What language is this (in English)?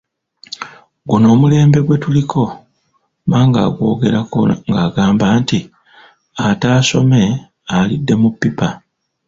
Ganda